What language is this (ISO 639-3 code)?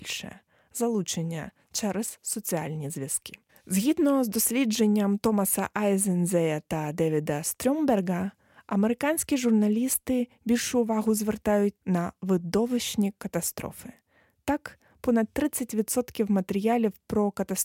ukr